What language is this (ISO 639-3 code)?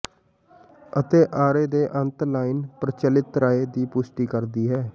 pan